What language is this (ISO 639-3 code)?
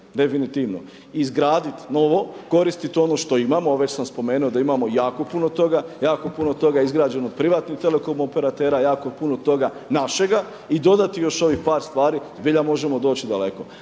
hrv